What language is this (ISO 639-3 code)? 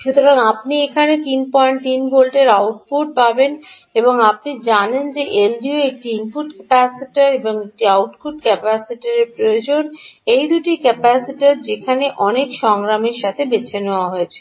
ben